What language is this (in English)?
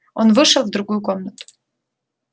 Russian